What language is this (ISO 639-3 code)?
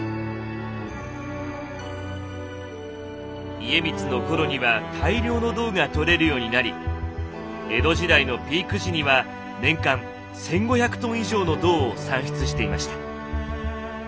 jpn